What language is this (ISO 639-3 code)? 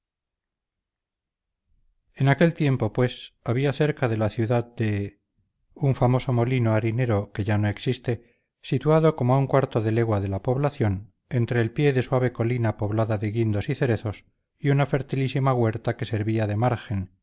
spa